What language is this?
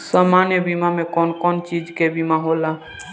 Bhojpuri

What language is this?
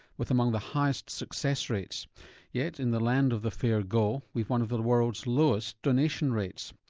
English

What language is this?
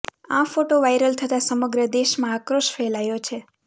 Gujarati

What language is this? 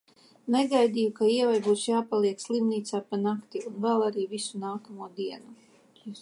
Latvian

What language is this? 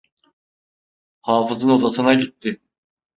Turkish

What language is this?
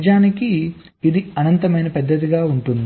Telugu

